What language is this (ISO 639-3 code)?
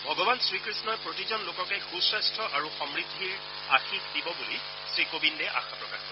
asm